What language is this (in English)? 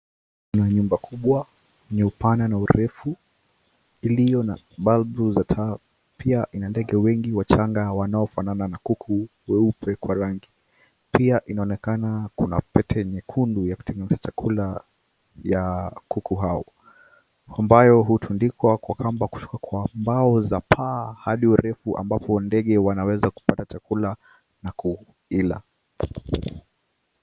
Swahili